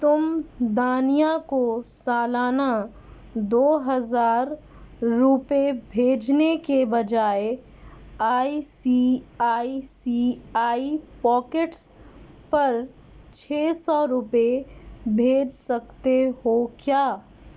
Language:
Urdu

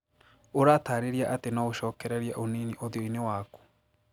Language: Kikuyu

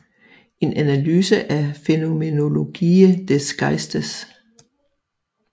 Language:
Danish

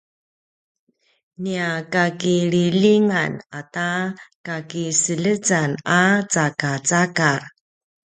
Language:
Paiwan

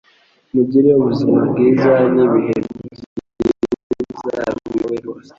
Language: Kinyarwanda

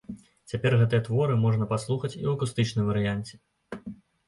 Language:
Belarusian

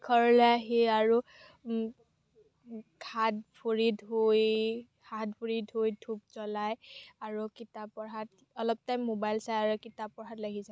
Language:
Assamese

